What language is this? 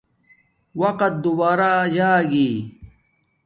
Domaaki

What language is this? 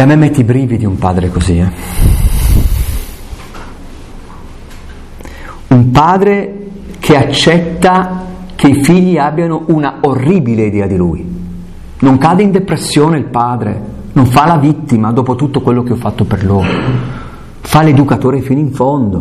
Italian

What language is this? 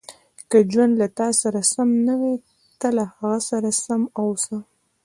Pashto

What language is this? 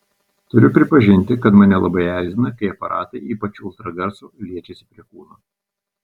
Lithuanian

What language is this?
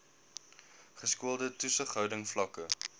Afrikaans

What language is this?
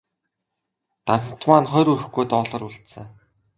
Mongolian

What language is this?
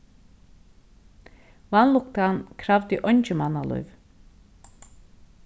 Faroese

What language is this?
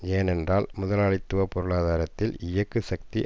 Tamil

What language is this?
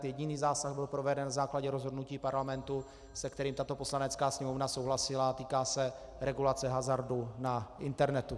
Czech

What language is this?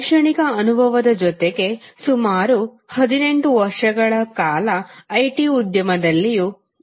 Kannada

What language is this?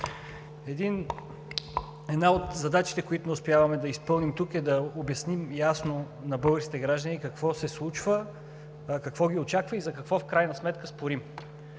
Bulgarian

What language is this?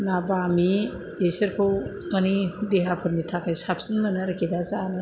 Bodo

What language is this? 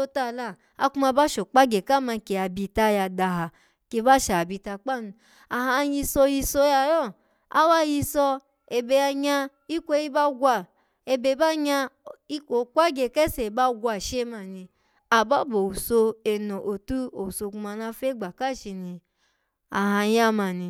Alago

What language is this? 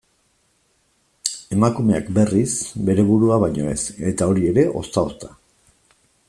Basque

